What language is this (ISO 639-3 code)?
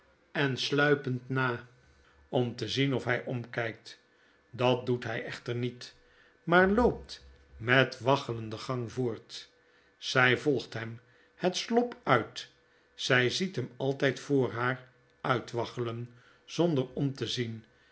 nld